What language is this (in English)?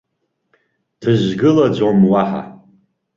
Abkhazian